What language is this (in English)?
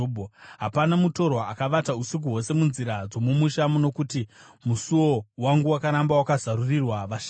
Shona